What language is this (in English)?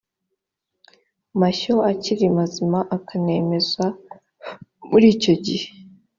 Kinyarwanda